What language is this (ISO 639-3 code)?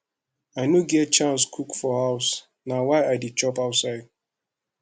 pcm